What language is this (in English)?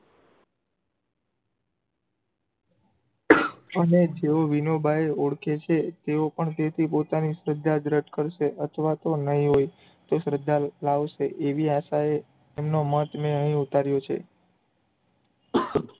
Gujarati